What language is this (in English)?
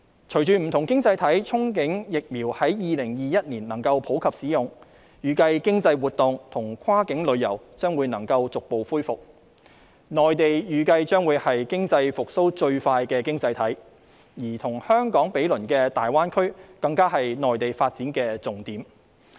Cantonese